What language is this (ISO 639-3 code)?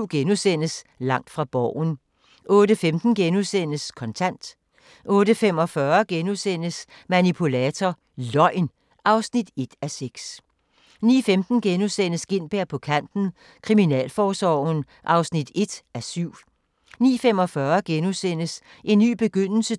dan